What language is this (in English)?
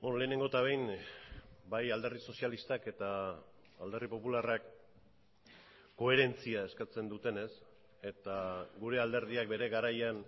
Basque